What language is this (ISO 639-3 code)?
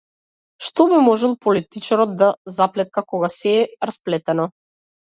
mkd